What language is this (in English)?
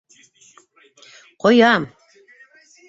Bashkir